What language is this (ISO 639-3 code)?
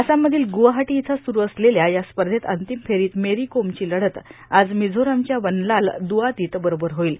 mar